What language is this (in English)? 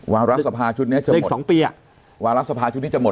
Thai